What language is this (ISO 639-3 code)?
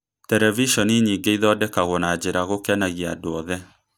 kik